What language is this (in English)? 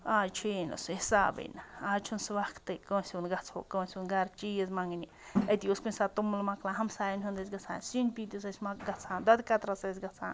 Kashmiri